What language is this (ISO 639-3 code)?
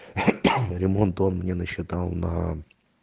rus